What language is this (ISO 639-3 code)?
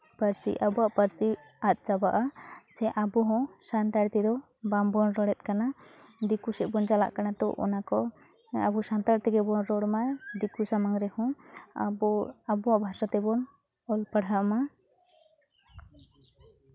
sat